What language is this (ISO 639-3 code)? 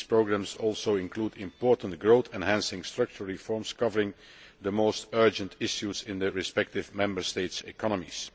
eng